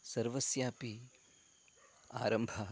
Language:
Sanskrit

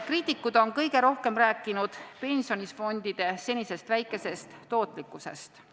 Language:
Estonian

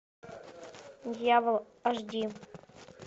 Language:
Russian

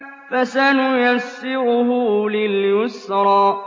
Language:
Arabic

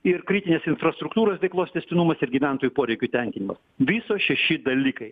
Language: Lithuanian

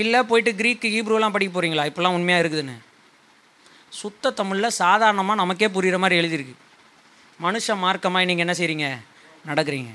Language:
Tamil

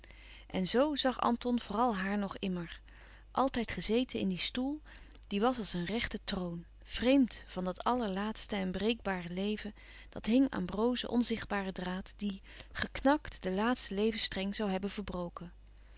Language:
Dutch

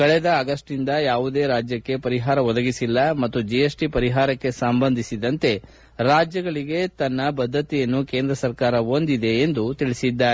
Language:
Kannada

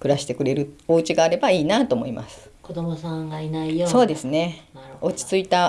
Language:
Japanese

